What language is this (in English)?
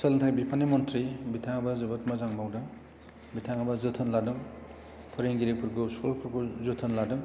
Bodo